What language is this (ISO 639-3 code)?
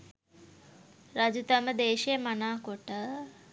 sin